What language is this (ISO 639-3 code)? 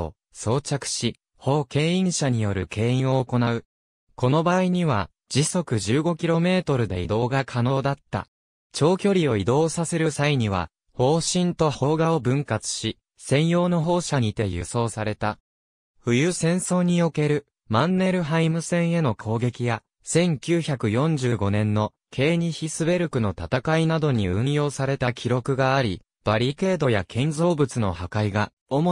jpn